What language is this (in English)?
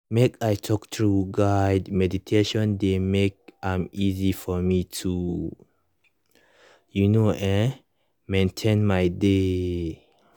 Nigerian Pidgin